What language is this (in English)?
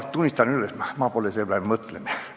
Estonian